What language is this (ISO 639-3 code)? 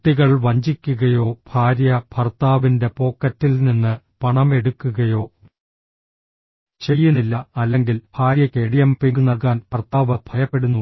mal